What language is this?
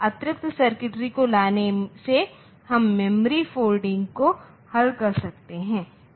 Hindi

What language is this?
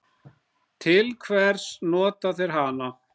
Icelandic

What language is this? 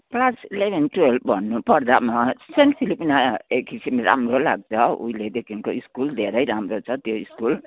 Nepali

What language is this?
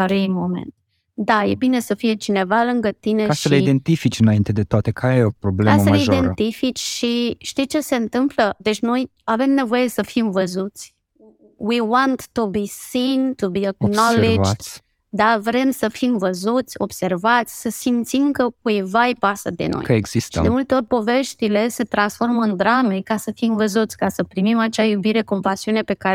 Romanian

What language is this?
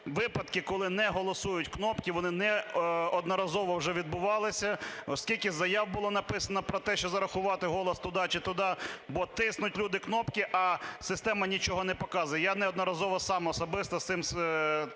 Ukrainian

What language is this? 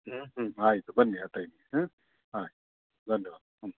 Kannada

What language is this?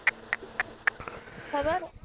Punjabi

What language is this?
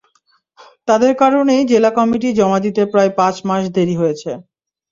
Bangla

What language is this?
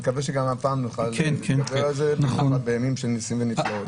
Hebrew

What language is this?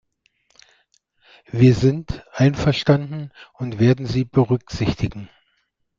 German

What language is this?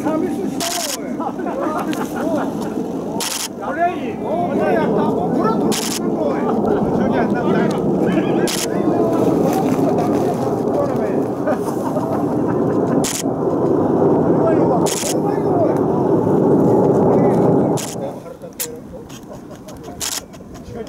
Korean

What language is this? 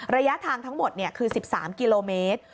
Thai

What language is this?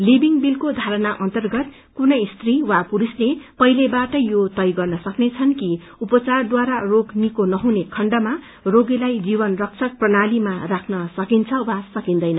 Nepali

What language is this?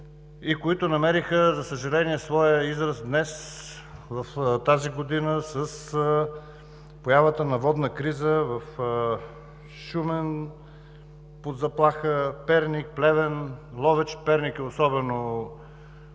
Bulgarian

